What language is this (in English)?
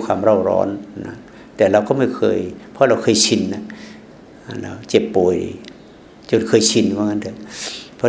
Thai